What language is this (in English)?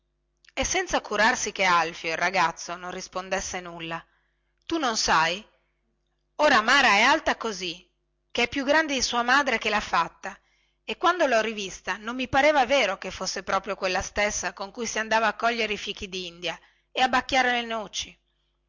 Italian